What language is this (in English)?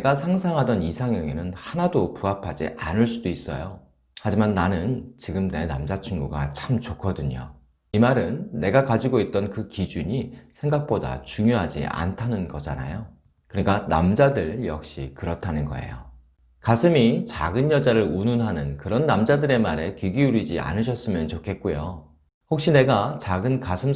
Korean